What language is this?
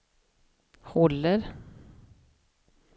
Swedish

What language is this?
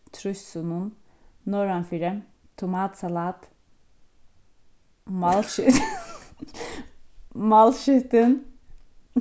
Faroese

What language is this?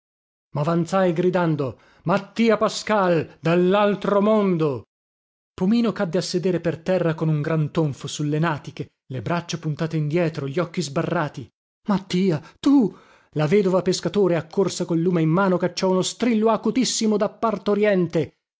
Italian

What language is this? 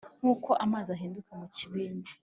Kinyarwanda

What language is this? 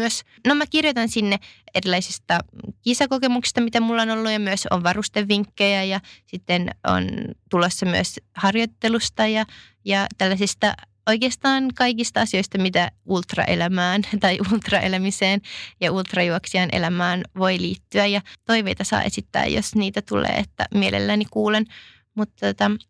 Finnish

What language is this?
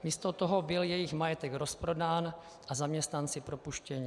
Czech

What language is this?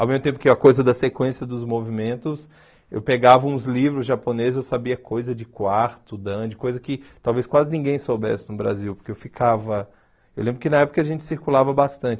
Portuguese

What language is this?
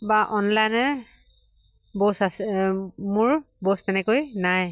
Assamese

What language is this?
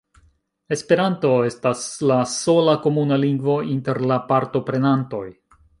Esperanto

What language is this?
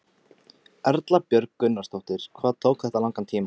Icelandic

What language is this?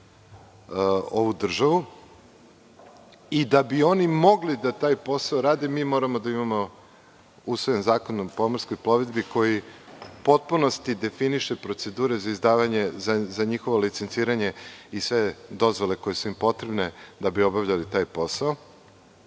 Serbian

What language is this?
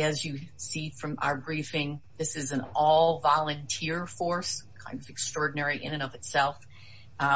English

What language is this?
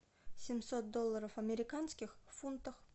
Russian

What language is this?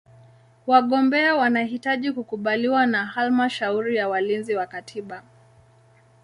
Swahili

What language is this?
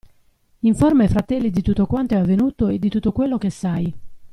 Italian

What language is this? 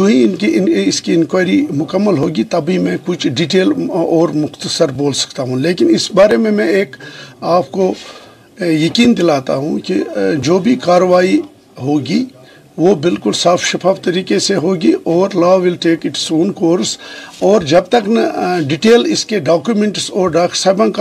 Urdu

